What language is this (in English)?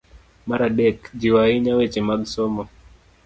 Luo (Kenya and Tanzania)